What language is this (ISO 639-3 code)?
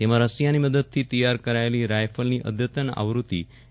guj